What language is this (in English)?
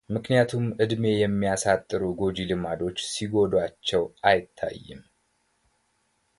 Amharic